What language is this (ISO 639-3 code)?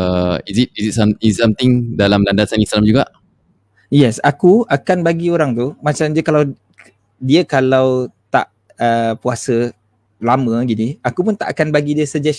msa